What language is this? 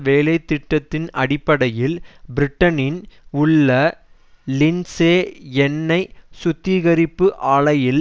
Tamil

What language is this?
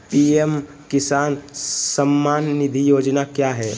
Magahi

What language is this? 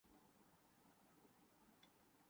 Urdu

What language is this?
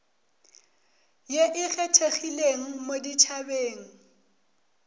Northern Sotho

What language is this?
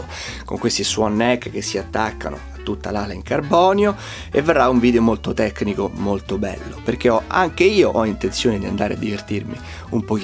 Italian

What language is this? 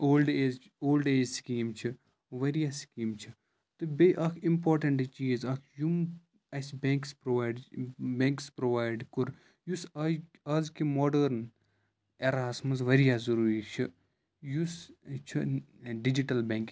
Kashmiri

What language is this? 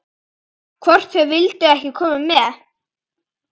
Icelandic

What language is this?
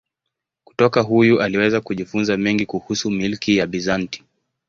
Swahili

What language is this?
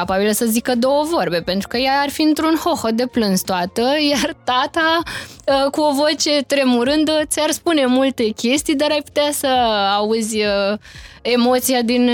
Romanian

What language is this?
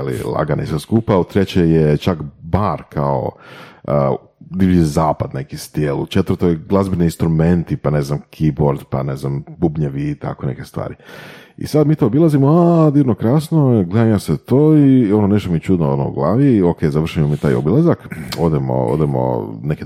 Croatian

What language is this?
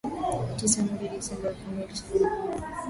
Swahili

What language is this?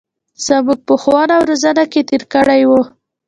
Pashto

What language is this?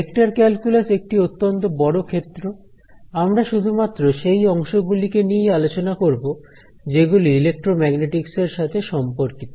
Bangla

